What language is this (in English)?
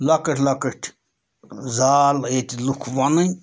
Kashmiri